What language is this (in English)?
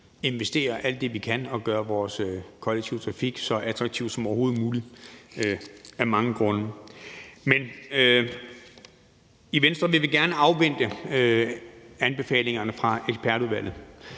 Danish